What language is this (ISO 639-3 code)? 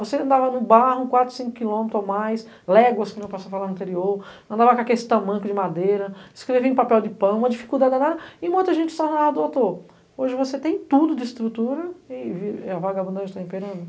por